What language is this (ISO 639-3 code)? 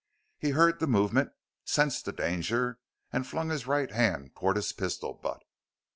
eng